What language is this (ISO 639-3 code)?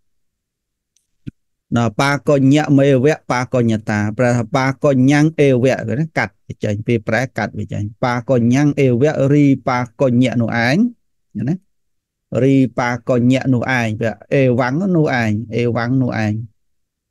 vie